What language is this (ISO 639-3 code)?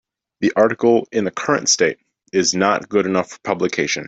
eng